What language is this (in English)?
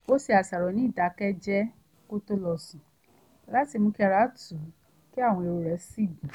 Yoruba